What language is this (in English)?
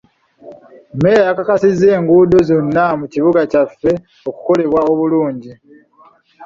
Ganda